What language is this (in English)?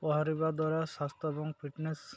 Odia